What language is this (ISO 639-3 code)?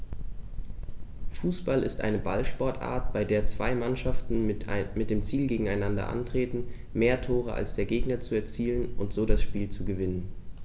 deu